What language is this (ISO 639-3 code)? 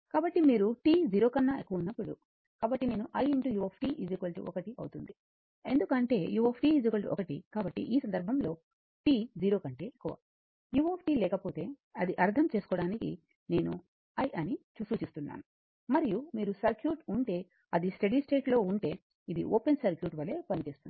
tel